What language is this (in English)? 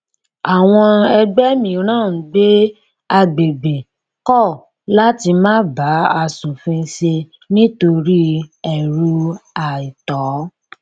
Yoruba